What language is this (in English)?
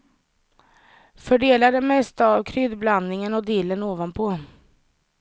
Swedish